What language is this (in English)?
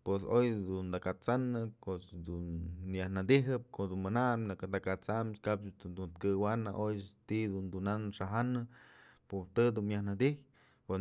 Mazatlán Mixe